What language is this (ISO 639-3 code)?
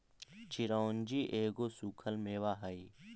mag